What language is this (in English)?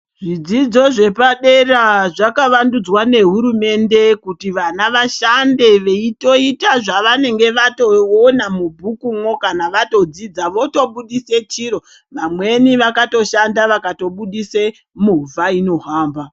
Ndau